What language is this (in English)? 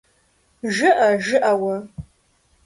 Kabardian